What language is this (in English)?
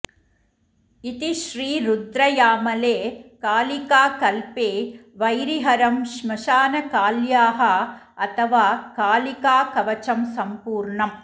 Sanskrit